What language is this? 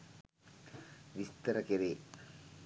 Sinhala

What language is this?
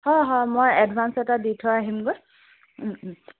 Assamese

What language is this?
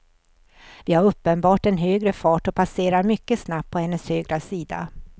Swedish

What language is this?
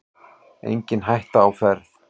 Icelandic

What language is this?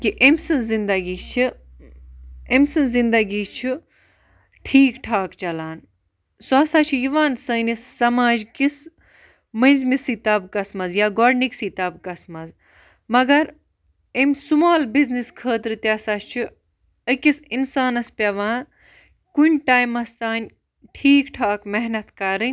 Kashmiri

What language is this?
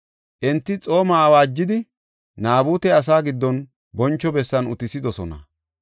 Gofa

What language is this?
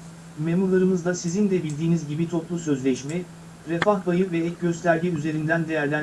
Turkish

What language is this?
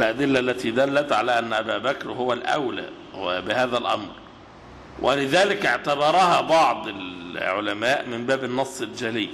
Arabic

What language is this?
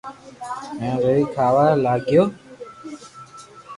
Loarki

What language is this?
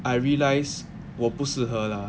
English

